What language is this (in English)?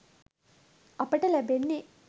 Sinhala